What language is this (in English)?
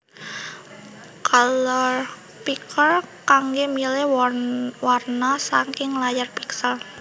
Javanese